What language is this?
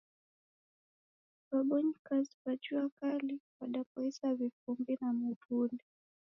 Taita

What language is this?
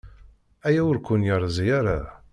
Kabyle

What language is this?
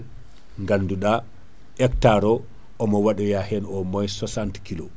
Fula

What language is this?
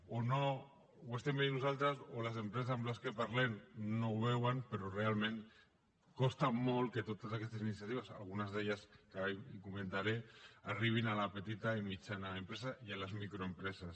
Catalan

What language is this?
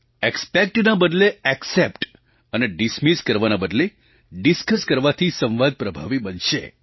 Gujarati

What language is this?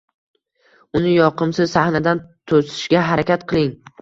Uzbek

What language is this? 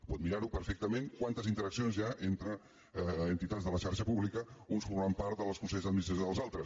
Catalan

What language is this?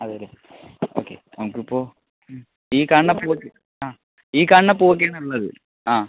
Malayalam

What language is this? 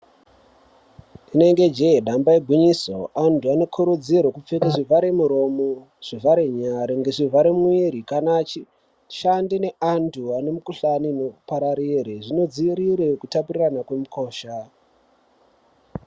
Ndau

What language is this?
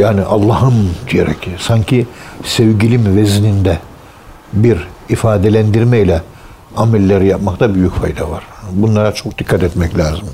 Turkish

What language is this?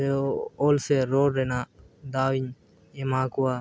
Santali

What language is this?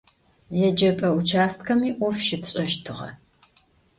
Adyghe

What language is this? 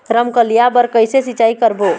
Chhattisgarhi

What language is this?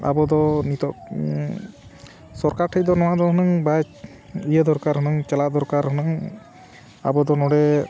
Santali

